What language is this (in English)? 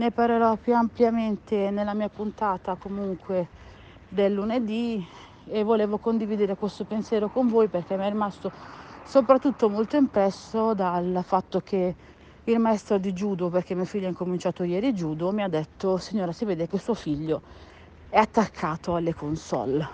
Italian